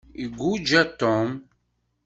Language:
Kabyle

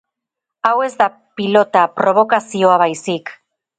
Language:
Basque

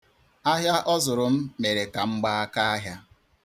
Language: Igbo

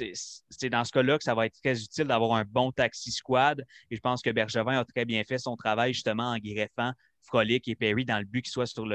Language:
French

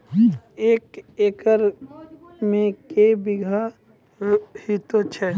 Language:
Maithili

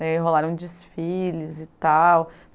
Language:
Portuguese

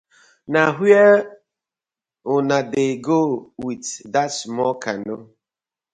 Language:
Nigerian Pidgin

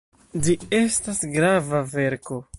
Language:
Esperanto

